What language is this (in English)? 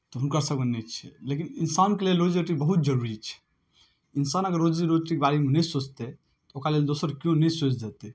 Maithili